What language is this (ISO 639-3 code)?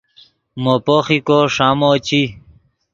ydg